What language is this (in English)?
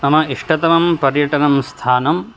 Sanskrit